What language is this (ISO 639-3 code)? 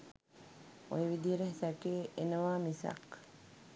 sin